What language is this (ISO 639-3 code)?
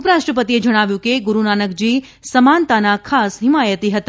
guj